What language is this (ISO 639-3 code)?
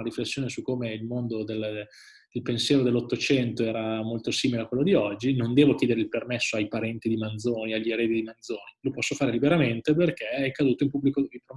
ita